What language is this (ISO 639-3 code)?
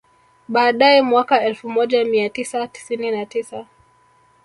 swa